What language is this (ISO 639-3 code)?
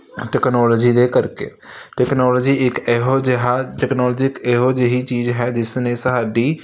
pan